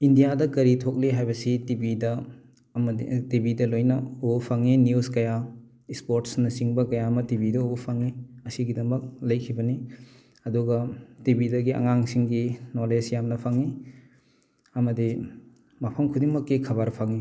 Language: Manipuri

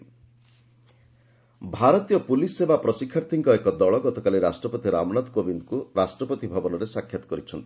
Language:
Odia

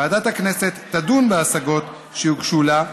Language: Hebrew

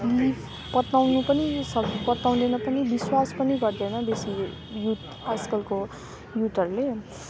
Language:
Nepali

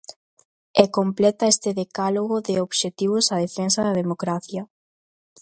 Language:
Galician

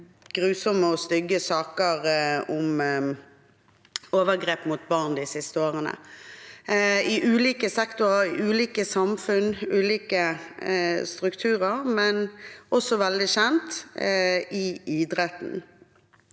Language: Norwegian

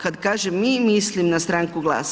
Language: Croatian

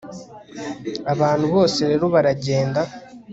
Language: Kinyarwanda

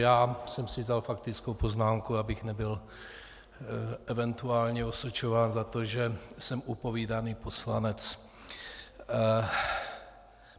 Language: Czech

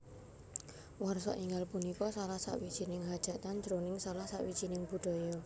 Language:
Javanese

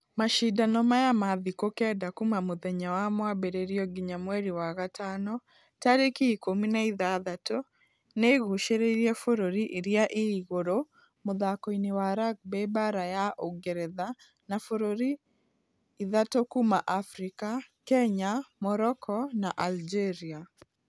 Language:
Kikuyu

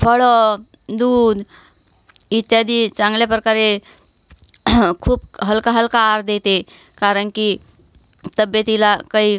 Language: Marathi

